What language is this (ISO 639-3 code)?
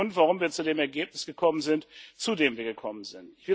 deu